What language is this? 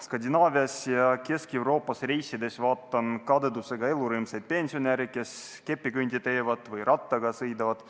Estonian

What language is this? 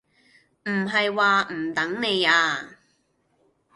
Cantonese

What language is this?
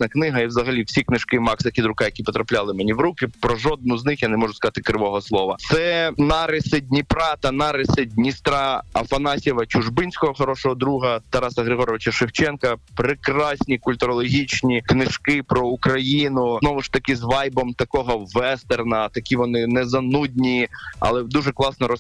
Ukrainian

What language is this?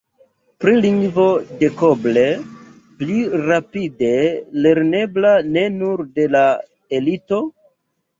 Esperanto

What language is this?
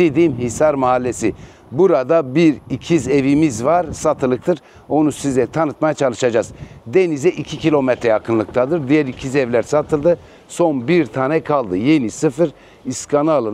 Turkish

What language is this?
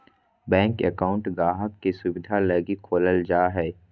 Magahi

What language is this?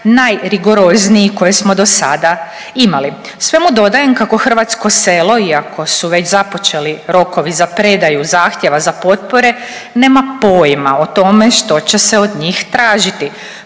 Croatian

